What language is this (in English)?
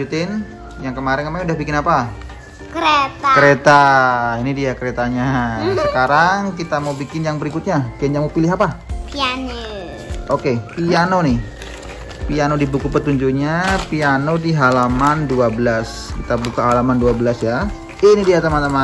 Indonesian